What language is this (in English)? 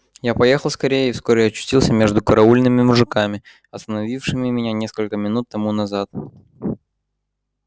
Russian